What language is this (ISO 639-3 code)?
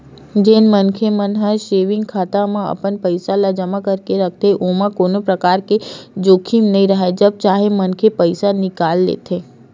hne